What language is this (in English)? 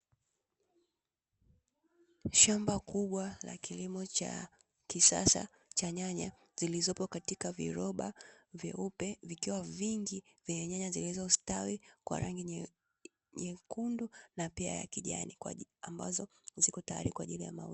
Swahili